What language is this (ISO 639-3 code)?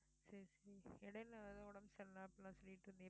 tam